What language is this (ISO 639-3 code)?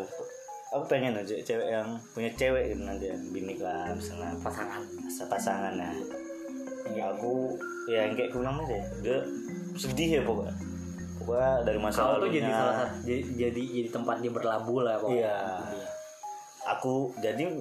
ind